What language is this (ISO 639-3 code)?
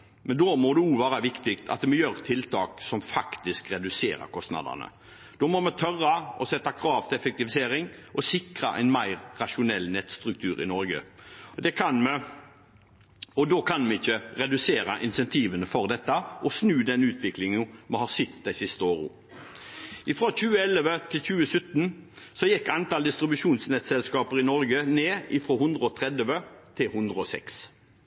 nob